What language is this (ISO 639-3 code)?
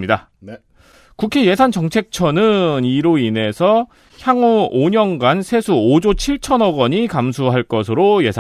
kor